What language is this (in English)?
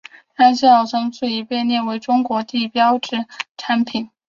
Chinese